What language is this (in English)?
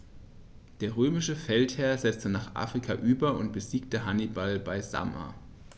German